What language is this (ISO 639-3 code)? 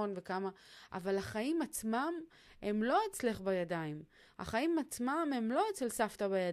heb